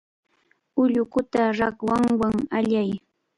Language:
Cajatambo North Lima Quechua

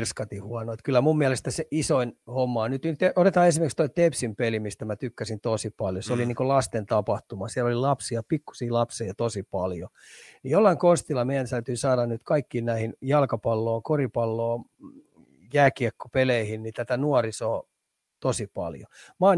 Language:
Finnish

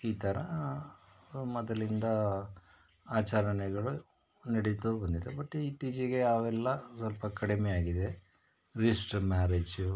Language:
Kannada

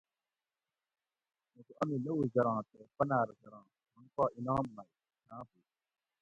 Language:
Gawri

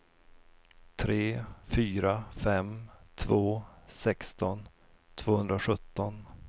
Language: Swedish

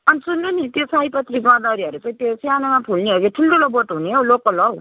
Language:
Nepali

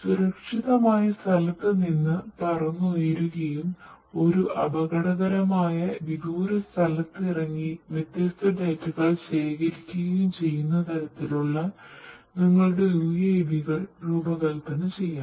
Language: Malayalam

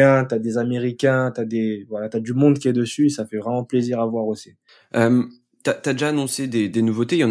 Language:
French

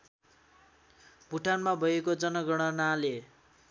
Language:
Nepali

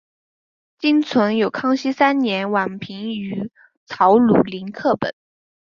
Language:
Chinese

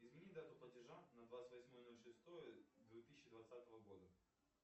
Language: Russian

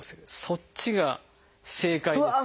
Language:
Japanese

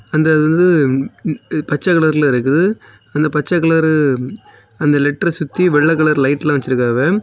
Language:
Tamil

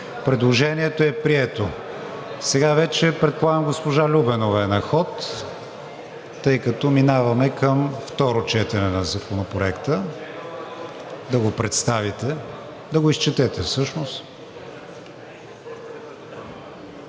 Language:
Bulgarian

